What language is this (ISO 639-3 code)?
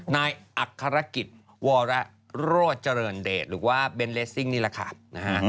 tha